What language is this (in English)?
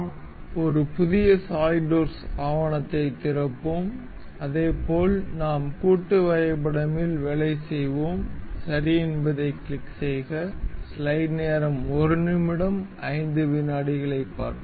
Tamil